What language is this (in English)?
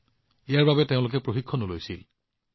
Assamese